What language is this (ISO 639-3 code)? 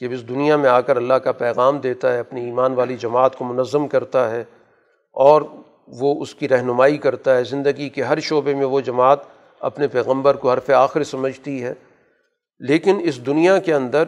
urd